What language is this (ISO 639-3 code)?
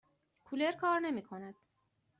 fas